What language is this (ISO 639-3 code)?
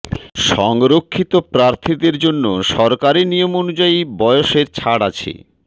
ben